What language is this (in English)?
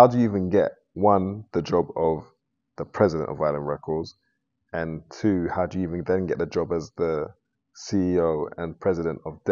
English